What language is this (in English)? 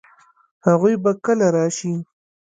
Pashto